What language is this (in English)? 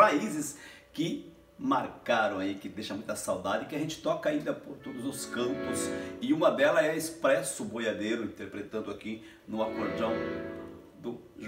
Portuguese